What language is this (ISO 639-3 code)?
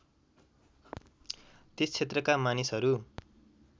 nep